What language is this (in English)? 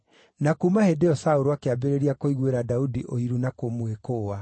Kikuyu